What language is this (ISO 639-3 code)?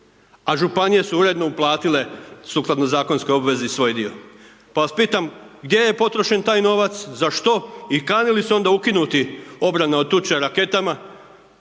hrv